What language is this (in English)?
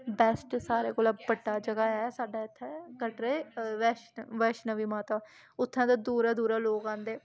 Dogri